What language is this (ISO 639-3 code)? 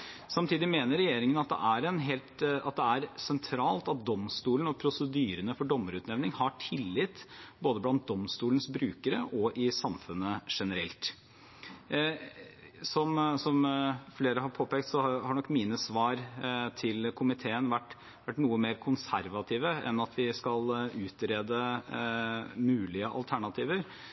nob